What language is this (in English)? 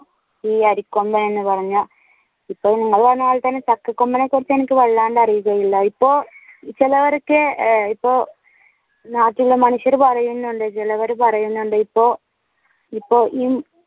Malayalam